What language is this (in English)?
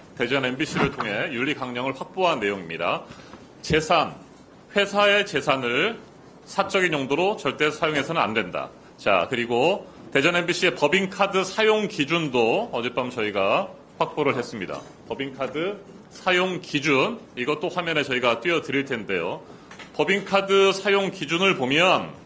Korean